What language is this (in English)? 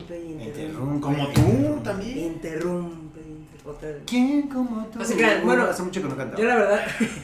Spanish